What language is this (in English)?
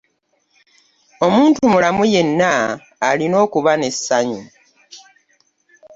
Ganda